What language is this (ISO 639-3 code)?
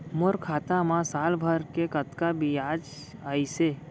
hne